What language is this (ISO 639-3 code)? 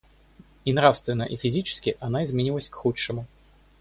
rus